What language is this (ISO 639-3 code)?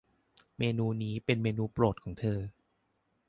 tha